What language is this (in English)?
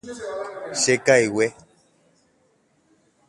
Guarani